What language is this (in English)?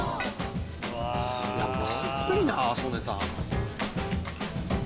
Japanese